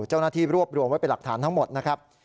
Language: Thai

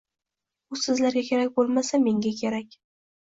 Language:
Uzbek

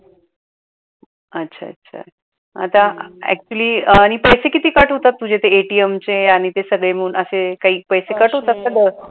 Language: Marathi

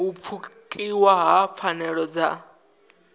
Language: Venda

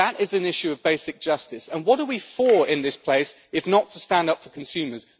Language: English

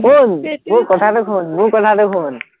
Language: Assamese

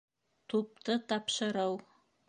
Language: Bashkir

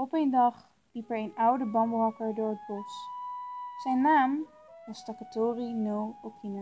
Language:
Dutch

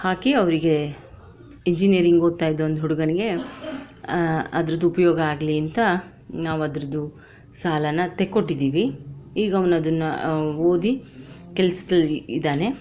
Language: Kannada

